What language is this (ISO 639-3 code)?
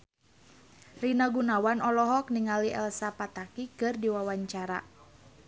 sun